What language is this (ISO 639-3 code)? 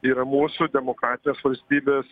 lit